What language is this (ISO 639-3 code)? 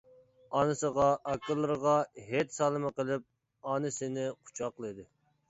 uig